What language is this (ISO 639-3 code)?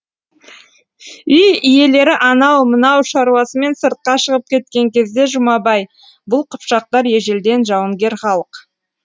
kaz